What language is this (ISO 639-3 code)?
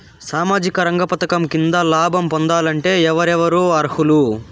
tel